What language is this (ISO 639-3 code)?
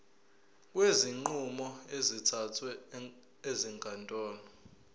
zul